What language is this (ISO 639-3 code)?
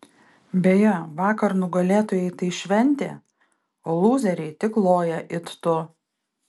lit